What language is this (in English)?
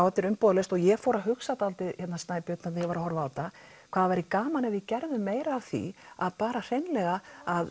Icelandic